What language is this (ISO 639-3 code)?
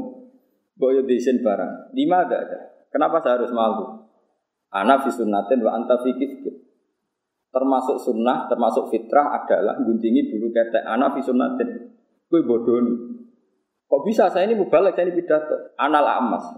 ind